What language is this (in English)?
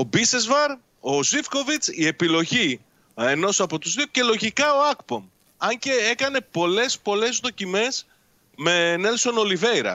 Greek